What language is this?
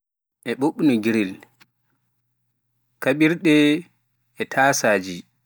Pular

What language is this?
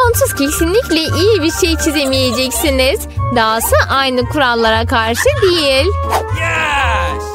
Turkish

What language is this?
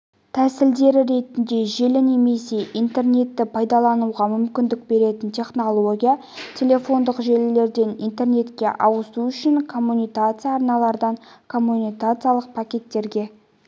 Kazakh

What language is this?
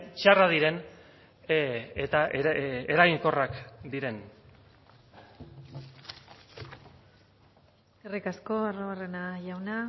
Basque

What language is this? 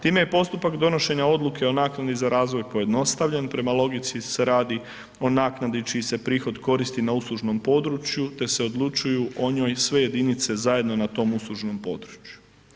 Croatian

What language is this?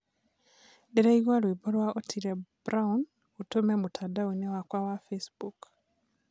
Kikuyu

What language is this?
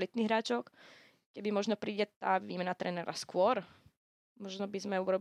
Slovak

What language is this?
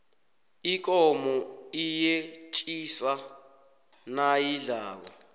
South Ndebele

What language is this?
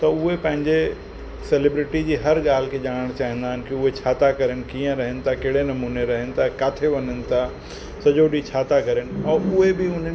Sindhi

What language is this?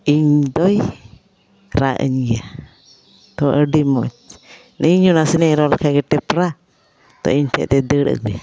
Santali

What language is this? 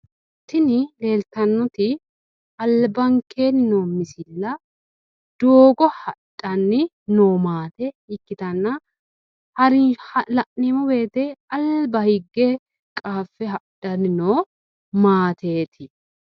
Sidamo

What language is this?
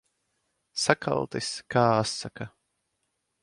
Latvian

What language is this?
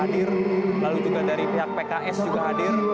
Indonesian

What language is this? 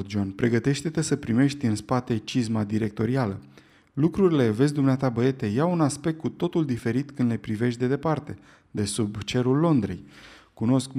Romanian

